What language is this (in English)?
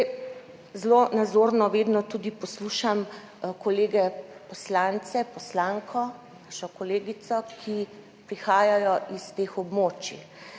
Slovenian